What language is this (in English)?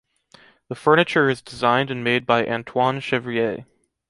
English